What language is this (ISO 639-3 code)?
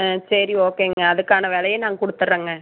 tam